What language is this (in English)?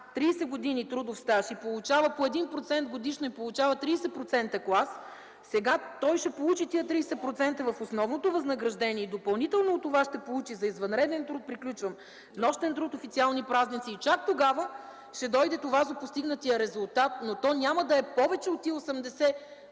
Bulgarian